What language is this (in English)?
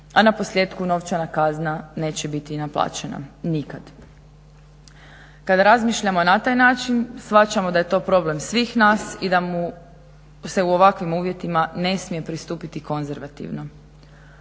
Croatian